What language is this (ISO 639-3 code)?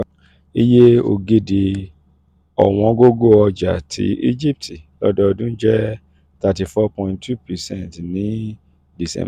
yor